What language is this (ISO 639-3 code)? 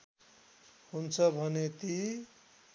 nep